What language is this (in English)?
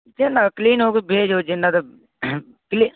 Odia